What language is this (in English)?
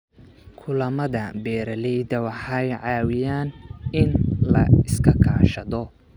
Somali